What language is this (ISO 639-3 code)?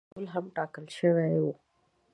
pus